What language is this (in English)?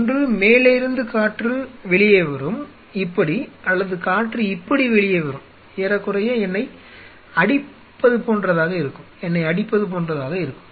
Tamil